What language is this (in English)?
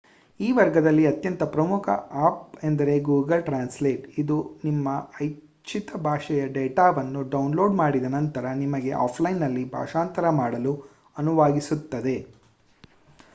Kannada